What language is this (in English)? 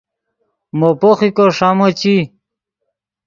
Yidgha